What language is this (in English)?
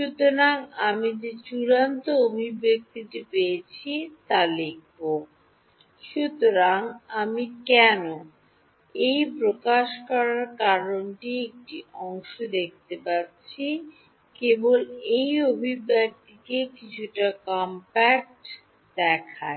Bangla